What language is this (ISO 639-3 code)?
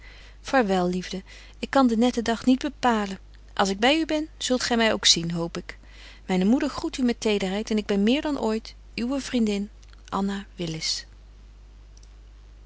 nld